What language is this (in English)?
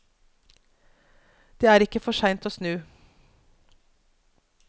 Norwegian